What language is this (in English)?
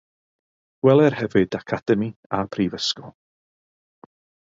Welsh